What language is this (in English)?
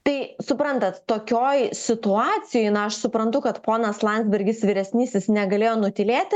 Lithuanian